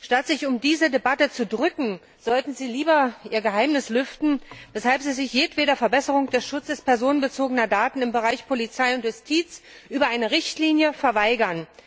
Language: German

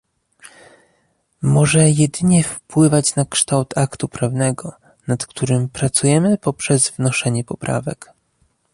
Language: Polish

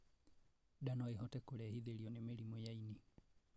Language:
Kikuyu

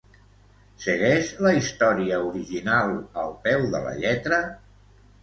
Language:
Catalan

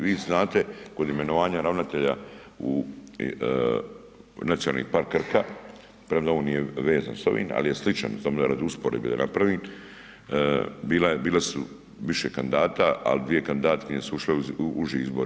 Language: Croatian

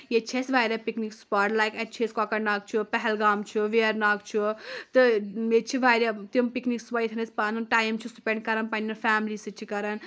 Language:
Kashmiri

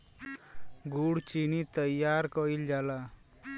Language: Bhojpuri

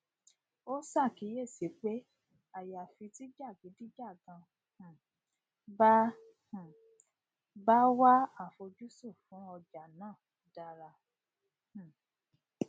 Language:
Yoruba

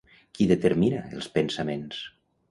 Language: Catalan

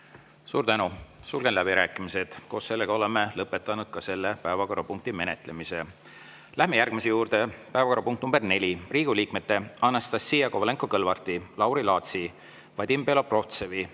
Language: Estonian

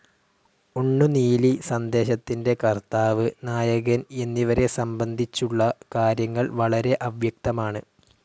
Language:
Malayalam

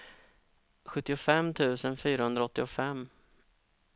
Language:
Swedish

